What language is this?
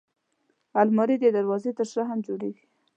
Pashto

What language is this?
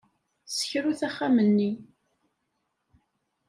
Kabyle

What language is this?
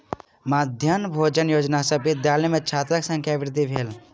Maithili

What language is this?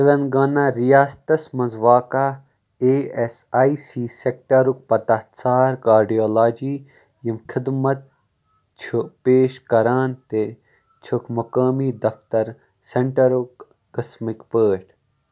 Kashmiri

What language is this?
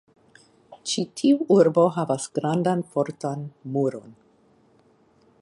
Esperanto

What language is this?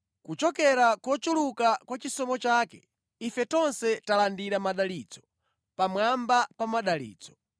Nyanja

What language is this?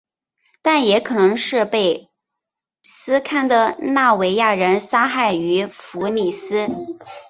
Chinese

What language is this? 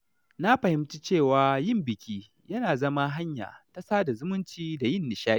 Hausa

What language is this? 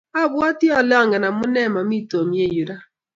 Kalenjin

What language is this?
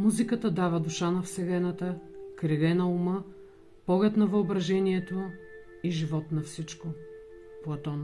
Bulgarian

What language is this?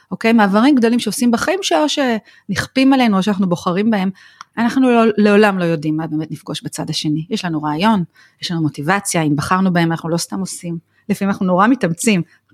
Hebrew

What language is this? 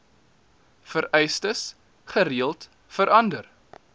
Afrikaans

